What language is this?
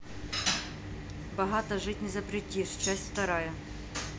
Russian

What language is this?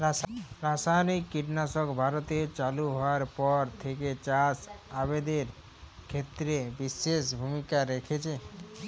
Bangla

